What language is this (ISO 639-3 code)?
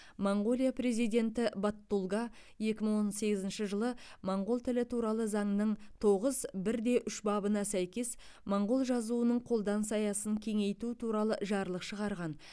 kaz